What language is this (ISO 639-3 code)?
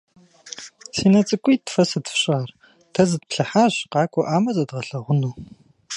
kbd